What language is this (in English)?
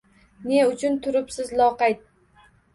Uzbek